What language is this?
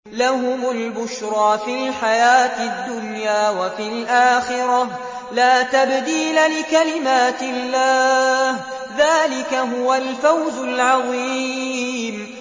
Arabic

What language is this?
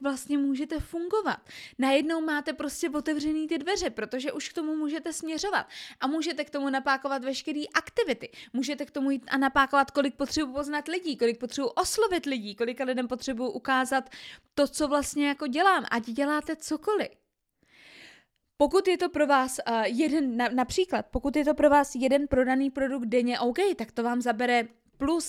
Czech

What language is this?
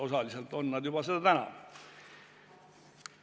Estonian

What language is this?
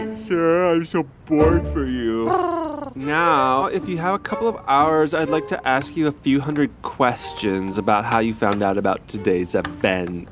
English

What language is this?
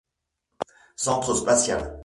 French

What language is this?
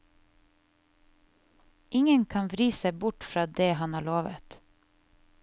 Norwegian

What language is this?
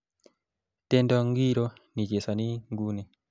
Kalenjin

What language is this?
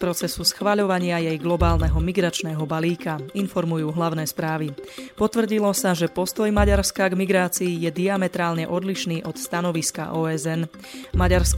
Slovak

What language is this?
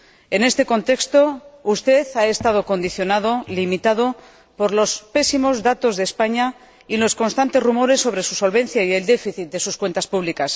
Spanish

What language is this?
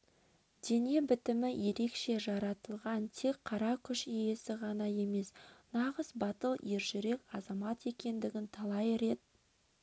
Kazakh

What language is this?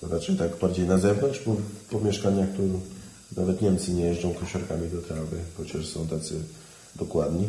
Polish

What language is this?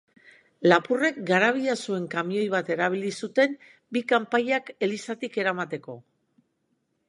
Basque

